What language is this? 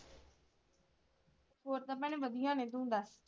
Punjabi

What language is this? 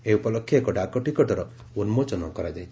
Odia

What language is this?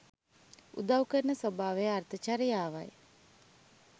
Sinhala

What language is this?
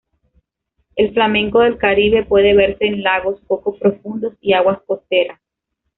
Spanish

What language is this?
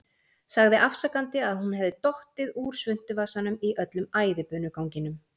Icelandic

